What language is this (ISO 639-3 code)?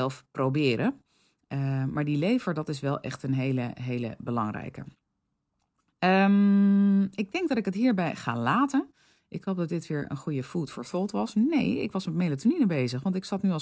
nld